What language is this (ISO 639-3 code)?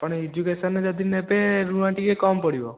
ori